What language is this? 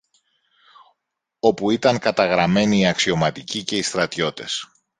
Greek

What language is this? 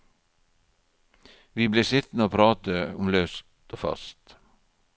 Norwegian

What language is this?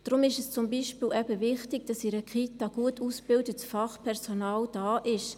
Swiss German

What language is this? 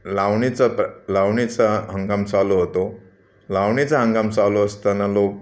Marathi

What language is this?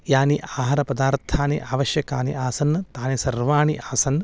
Sanskrit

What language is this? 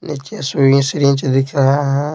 Hindi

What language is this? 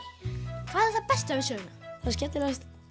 Icelandic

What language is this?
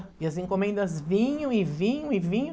Portuguese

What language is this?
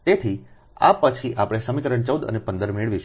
Gujarati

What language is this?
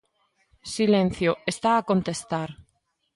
Galician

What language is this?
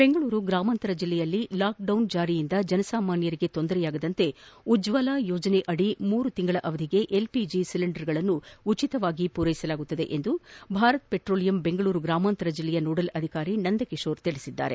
Kannada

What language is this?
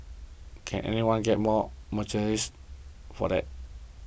English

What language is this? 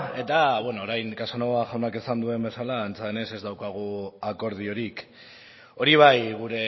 Basque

